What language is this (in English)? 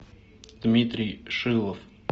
Russian